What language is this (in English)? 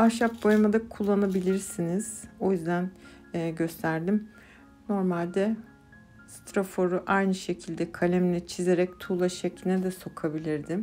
Turkish